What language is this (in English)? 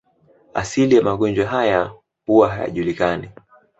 Swahili